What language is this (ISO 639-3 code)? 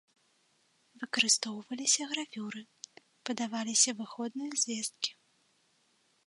bel